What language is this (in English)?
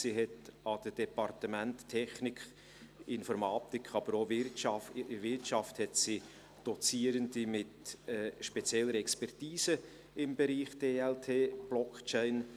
Swiss German